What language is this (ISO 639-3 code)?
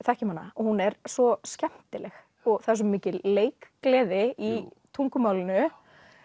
isl